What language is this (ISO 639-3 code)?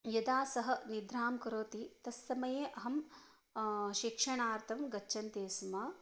san